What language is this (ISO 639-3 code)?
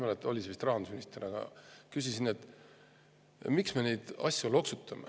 est